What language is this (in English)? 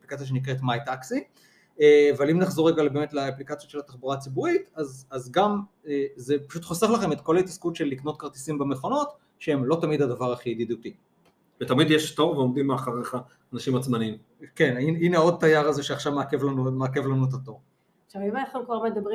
Hebrew